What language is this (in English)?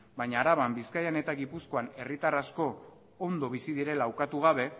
Basque